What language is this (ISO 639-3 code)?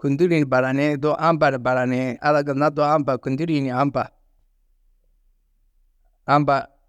tuq